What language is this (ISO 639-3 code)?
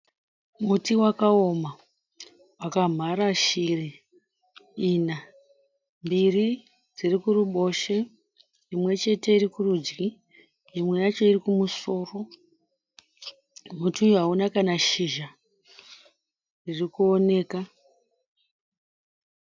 sna